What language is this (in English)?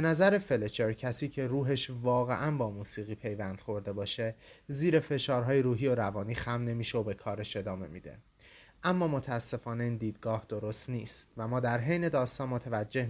Persian